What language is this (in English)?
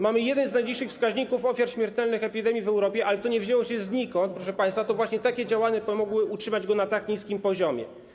Polish